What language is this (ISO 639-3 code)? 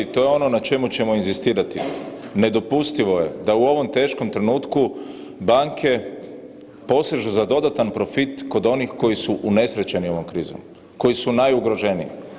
hrv